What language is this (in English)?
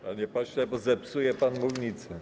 Polish